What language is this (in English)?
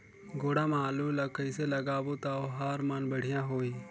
Chhattisgarhi